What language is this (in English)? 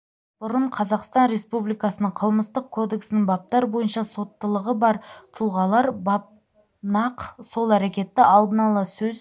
Kazakh